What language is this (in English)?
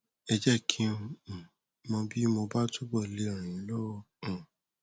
Yoruba